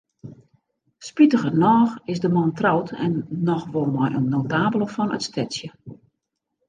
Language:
Western Frisian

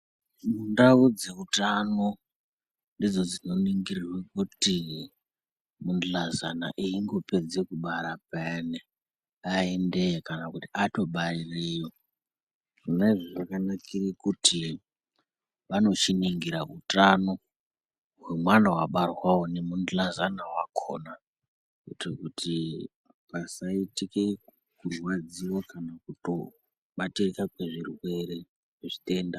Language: Ndau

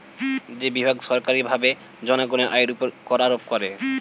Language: Bangla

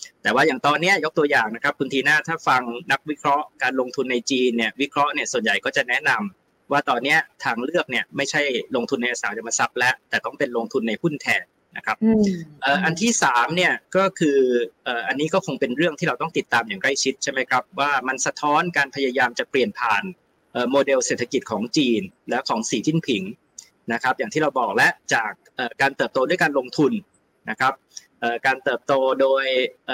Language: Thai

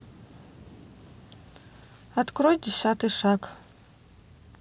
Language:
Russian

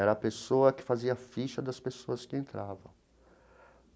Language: Portuguese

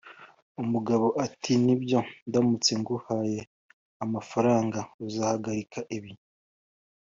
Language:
Kinyarwanda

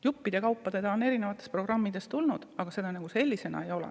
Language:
Estonian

